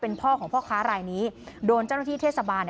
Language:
Thai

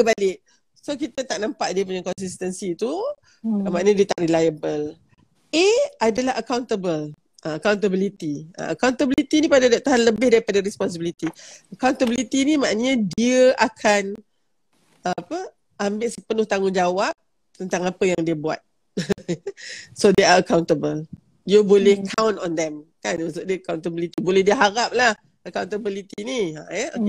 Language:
Malay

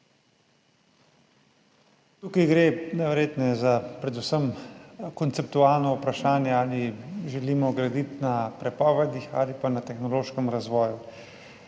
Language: Slovenian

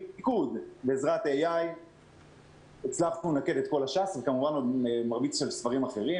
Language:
Hebrew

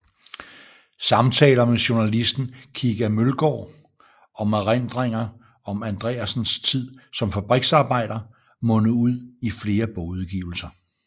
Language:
Danish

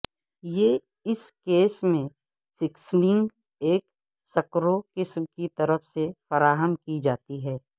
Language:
Urdu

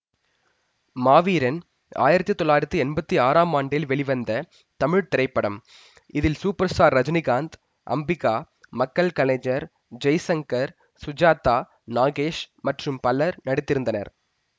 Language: Tamil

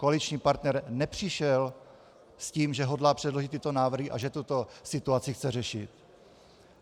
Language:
Czech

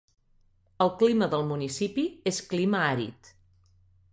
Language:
Catalan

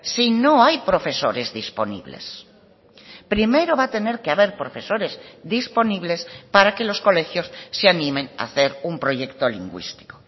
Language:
Spanish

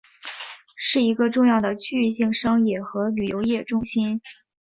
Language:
Chinese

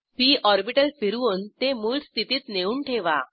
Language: Marathi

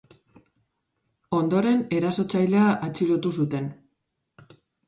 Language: Basque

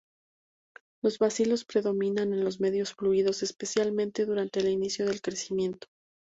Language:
Spanish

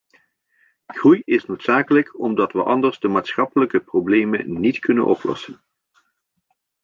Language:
Dutch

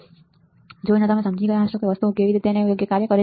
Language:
Gujarati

